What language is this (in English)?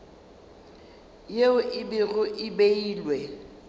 Northern Sotho